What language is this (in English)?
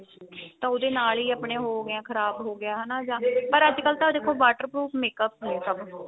Punjabi